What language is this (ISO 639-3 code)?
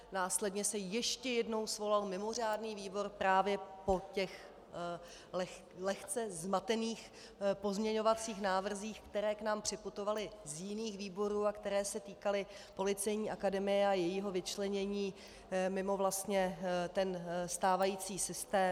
ces